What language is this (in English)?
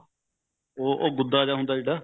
Punjabi